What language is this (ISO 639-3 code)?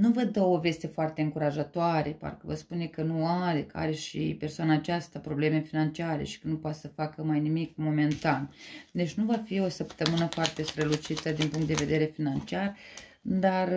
ron